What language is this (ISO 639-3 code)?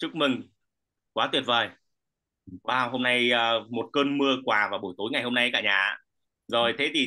vie